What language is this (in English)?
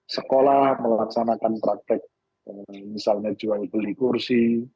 Indonesian